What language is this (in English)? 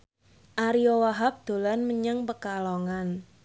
Javanese